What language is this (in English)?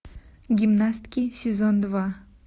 Russian